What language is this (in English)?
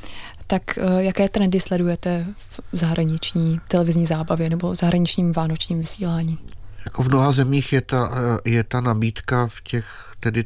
Czech